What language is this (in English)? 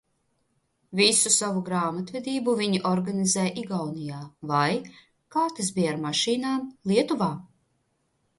Latvian